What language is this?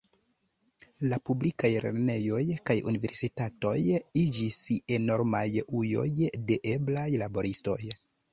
Esperanto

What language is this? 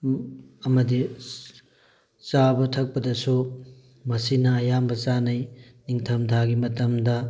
Manipuri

